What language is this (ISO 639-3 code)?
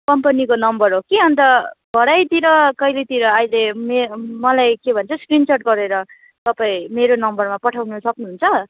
nep